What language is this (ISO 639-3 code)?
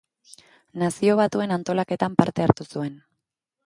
eus